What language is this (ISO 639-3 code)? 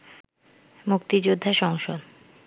ben